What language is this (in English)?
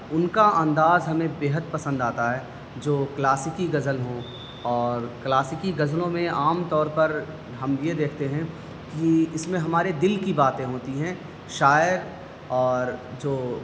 Urdu